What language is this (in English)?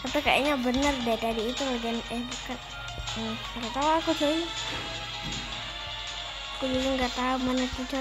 Indonesian